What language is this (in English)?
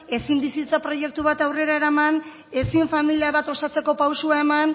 Basque